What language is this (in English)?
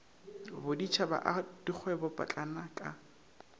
Northern Sotho